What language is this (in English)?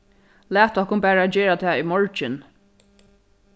Faroese